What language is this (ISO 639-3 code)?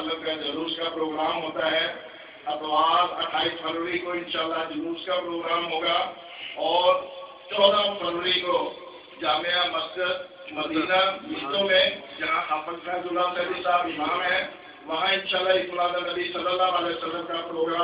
ron